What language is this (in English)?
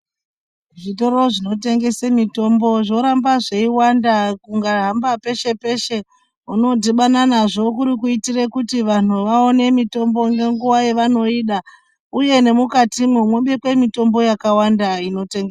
Ndau